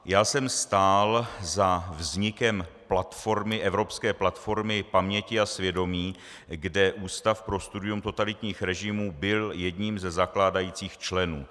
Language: Czech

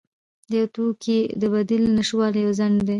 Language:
Pashto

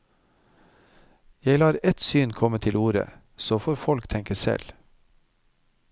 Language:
Norwegian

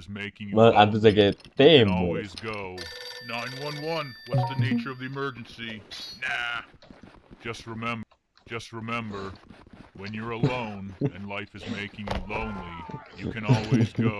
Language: Spanish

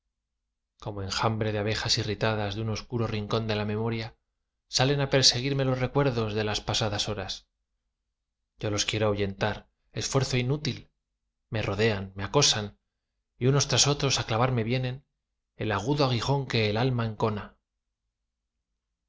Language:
Spanish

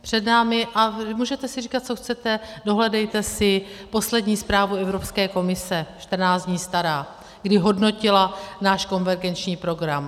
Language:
Czech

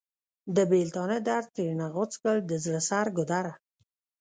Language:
Pashto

